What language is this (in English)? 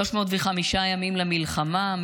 Hebrew